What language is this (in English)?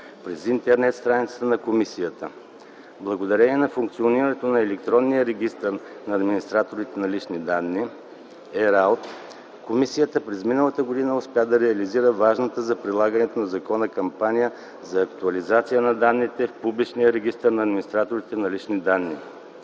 Bulgarian